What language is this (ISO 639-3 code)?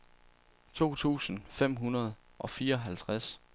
dan